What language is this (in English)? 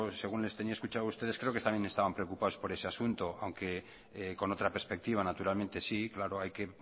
Spanish